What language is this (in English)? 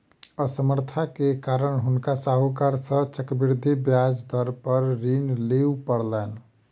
Maithili